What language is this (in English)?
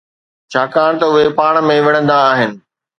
Sindhi